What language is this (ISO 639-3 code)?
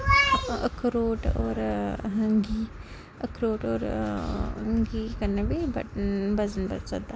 doi